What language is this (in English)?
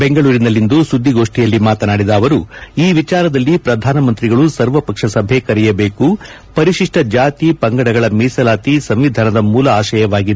Kannada